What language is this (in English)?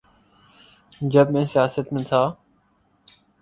Urdu